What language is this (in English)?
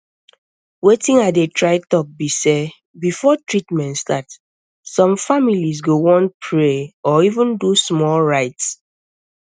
Nigerian Pidgin